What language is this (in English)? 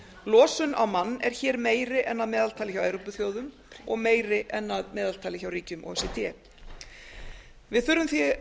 Icelandic